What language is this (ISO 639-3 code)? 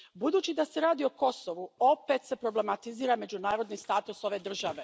hrv